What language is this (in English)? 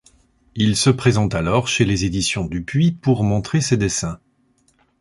French